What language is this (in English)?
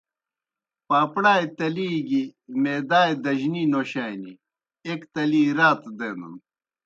Kohistani Shina